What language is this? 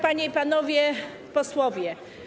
Polish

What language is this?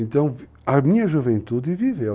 Portuguese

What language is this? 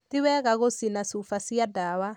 Kikuyu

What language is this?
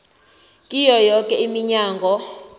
South Ndebele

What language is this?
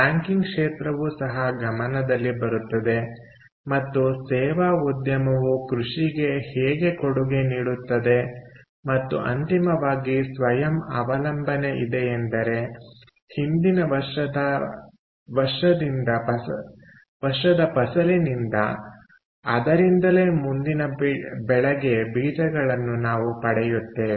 Kannada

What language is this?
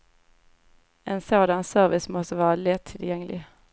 Swedish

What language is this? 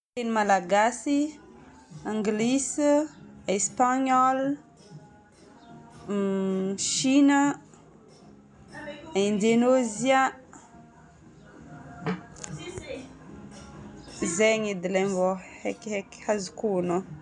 Northern Betsimisaraka Malagasy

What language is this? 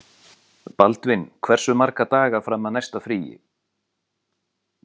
Icelandic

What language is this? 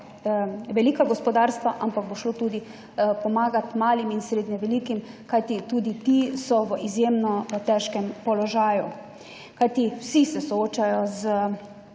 Slovenian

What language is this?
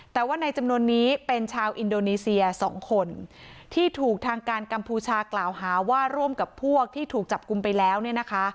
Thai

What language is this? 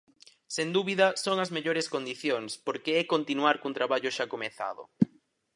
Galician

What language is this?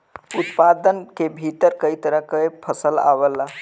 Bhojpuri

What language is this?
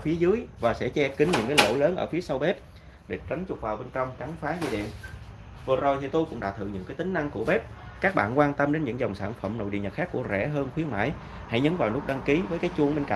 Vietnamese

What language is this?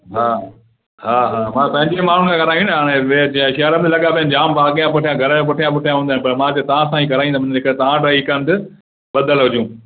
Sindhi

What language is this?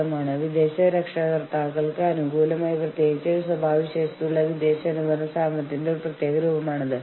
Malayalam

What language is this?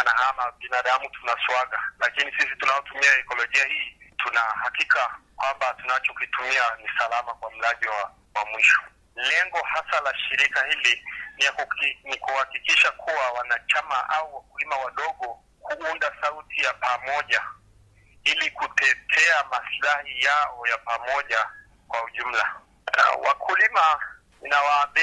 Swahili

